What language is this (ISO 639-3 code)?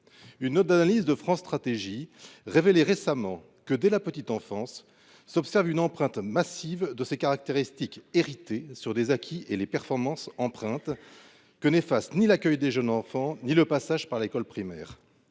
fra